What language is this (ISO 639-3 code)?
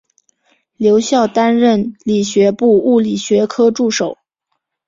zho